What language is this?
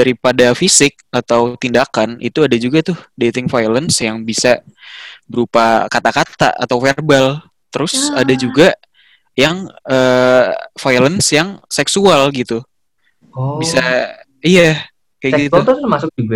Indonesian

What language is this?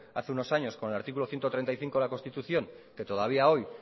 Spanish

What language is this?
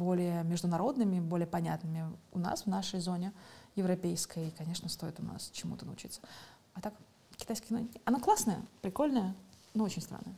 Russian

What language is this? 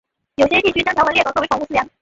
Chinese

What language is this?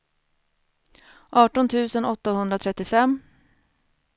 Swedish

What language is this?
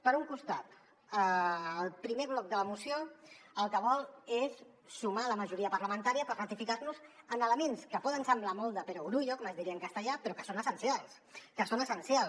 Catalan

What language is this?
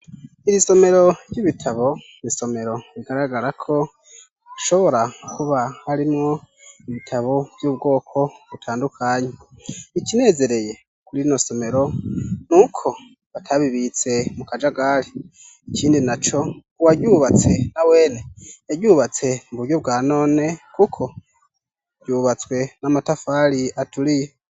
Rundi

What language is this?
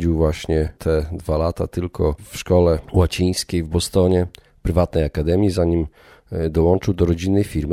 Polish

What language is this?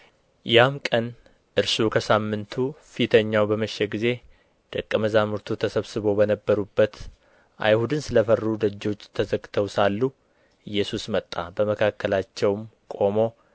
Amharic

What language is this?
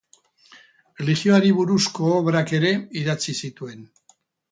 Basque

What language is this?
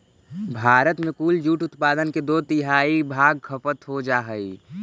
Magahi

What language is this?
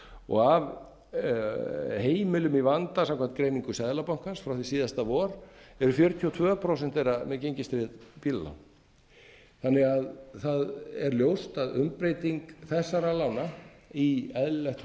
Icelandic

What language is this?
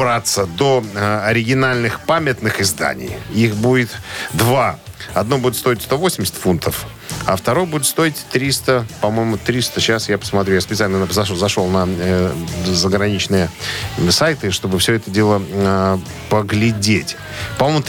Russian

